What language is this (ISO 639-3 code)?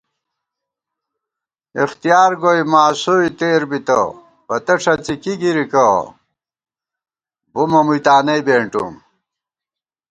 gwt